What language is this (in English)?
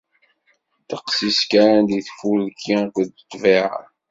Kabyle